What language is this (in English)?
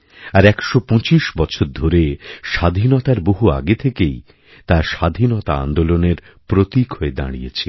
Bangla